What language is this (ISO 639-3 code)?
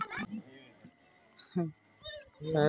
mai